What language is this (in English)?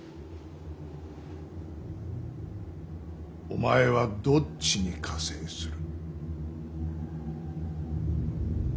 Japanese